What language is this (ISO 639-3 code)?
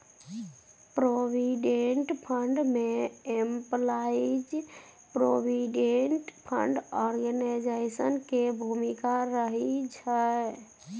mai